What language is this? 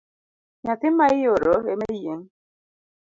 Luo (Kenya and Tanzania)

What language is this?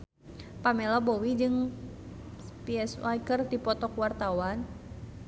Sundanese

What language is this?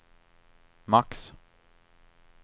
Swedish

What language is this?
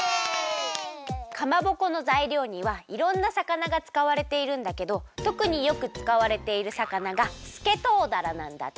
Japanese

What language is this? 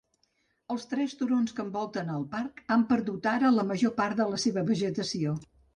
Catalan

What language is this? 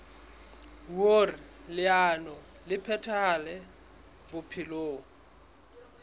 Southern Sotho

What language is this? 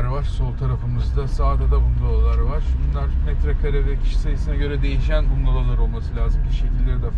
Turkish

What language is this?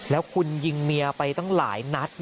Thai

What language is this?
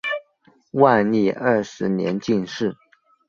Chinese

